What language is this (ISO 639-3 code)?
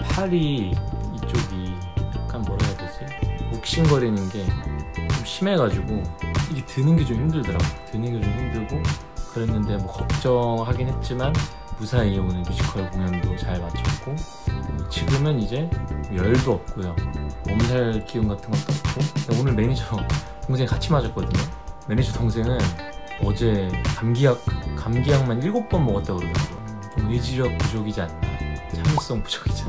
kor